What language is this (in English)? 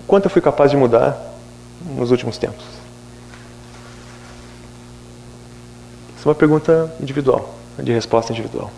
Portuguese